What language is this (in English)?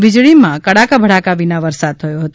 Gujarati